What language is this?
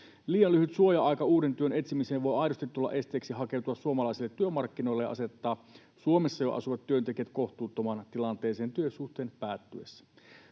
Finnish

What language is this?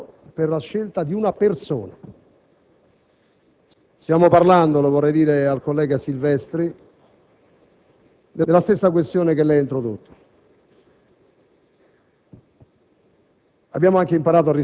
Italian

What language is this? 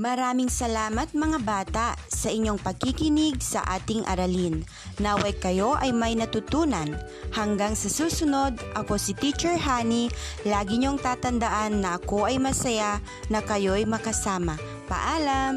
Filipino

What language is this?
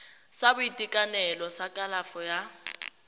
Tswana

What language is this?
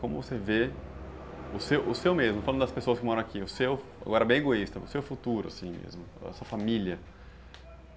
Portuguese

